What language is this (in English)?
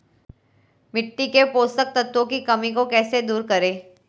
Hindi